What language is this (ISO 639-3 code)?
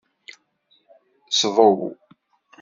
kab